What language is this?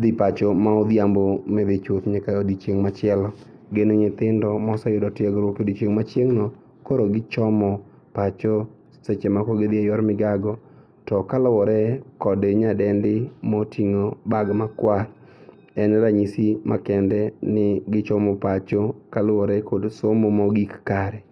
Luo (Kenya and Tanzania)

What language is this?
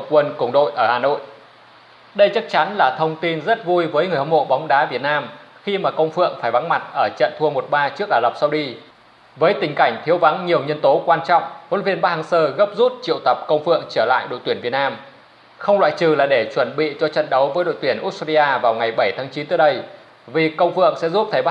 Vietnamese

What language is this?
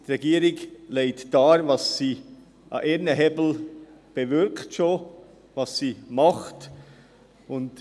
Swiss German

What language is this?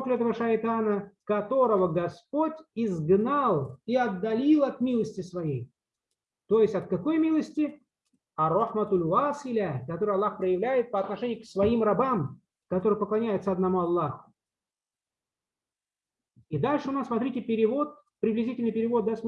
Russian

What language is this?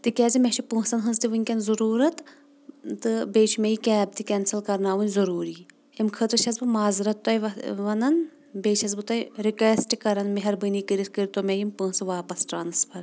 Kashmiri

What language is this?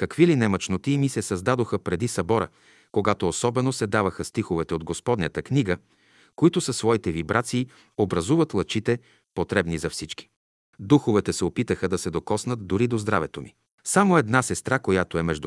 Bulgarian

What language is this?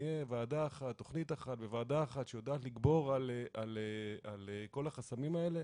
Hebrew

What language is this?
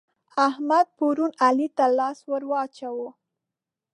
Pashto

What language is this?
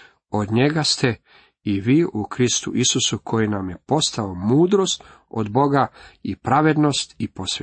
Croatian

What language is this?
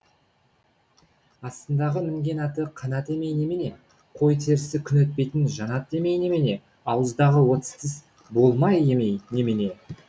Kazakh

